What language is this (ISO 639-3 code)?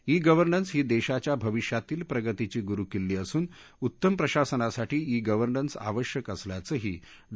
mar